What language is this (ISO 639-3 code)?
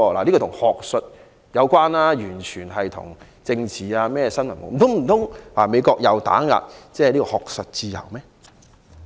yue